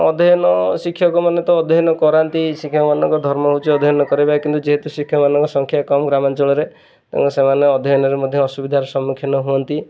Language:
Odia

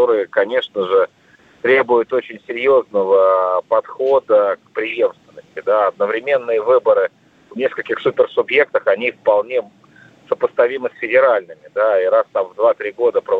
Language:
Russian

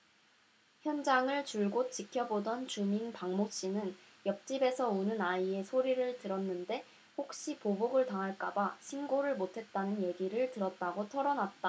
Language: Korean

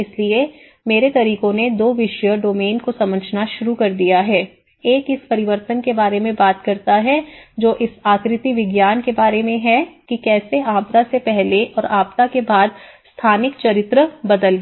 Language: Hindi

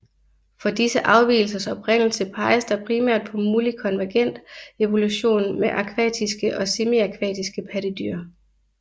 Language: Danish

